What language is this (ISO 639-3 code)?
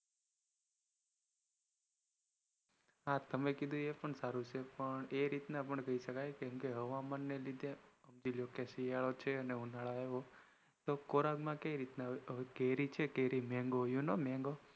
guj